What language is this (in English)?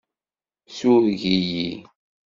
Kabyle